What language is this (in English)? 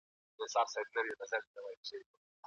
Pashto